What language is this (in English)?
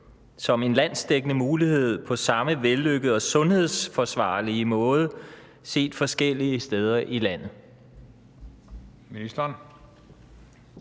Danish